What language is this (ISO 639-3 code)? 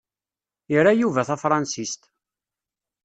kab